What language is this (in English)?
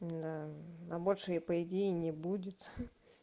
Russian